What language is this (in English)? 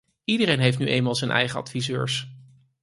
Dutch